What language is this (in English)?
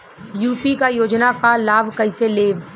Bhojpuri